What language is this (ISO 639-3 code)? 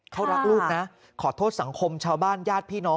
tha